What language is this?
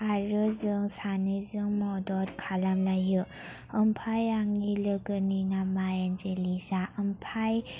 Bodo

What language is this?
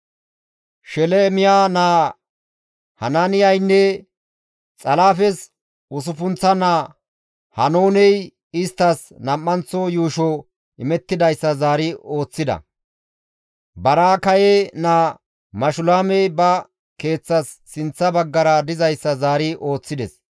Gamo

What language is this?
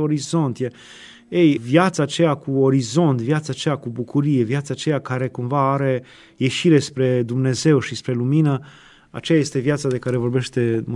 Romanian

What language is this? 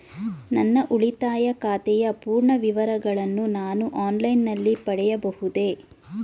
Kannada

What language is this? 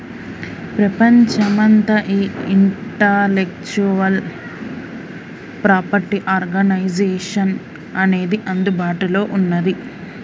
Telugu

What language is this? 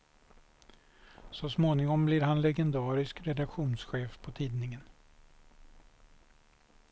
Swedish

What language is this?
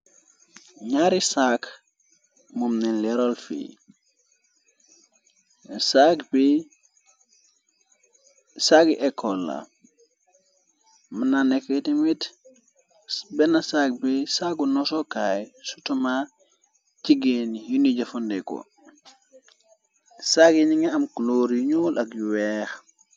Wolof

